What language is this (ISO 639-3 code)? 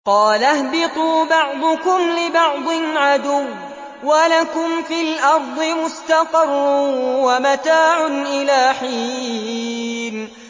ara